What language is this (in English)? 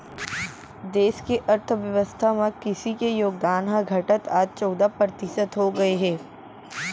Chhattisgarhi